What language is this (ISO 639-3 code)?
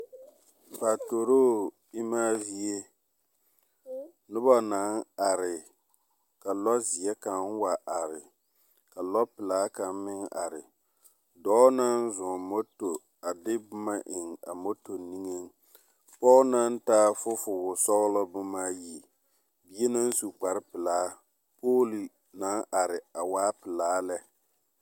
dga